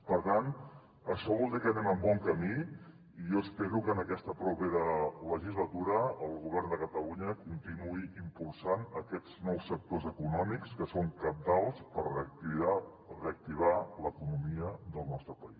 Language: Catalan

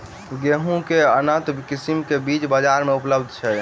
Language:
Maithili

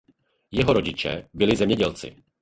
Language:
Czech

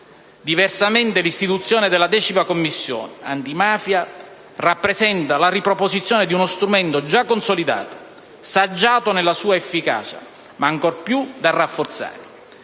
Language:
Italian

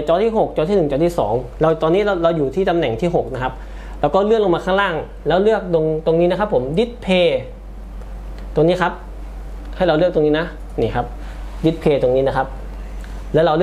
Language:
Thai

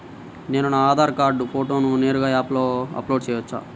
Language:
Telugu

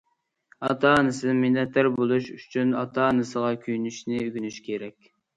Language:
Uyghur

